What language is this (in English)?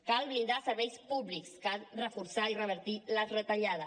Catalan